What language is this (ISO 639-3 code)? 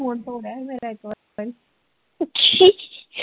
pan